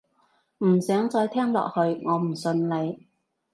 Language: Cantonese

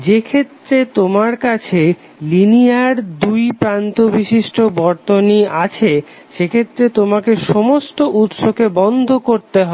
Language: Bangla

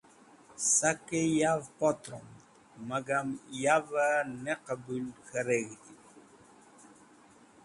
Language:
Wakhi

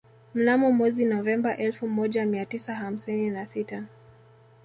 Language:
Swahili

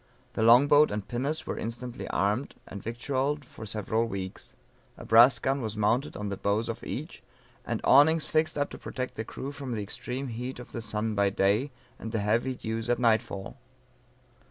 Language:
English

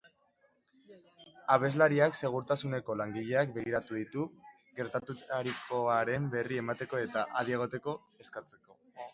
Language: Basque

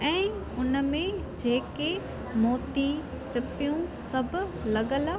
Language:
Sindhi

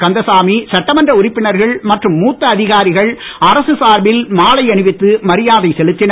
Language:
Tamil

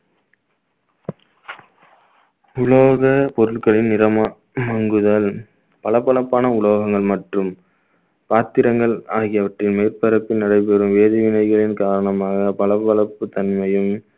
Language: Tamil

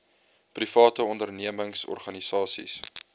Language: Afrikaans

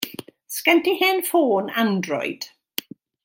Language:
Welsh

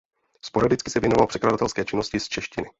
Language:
Czech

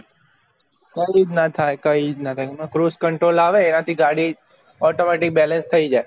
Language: Gujarati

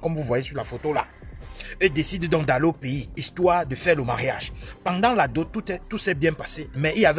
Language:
French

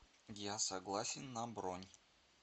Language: Russian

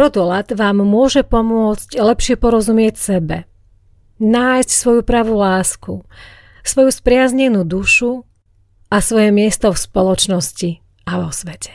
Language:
Slovak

